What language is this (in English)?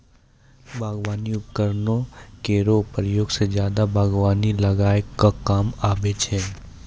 Maithili